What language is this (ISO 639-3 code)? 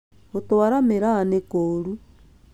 kik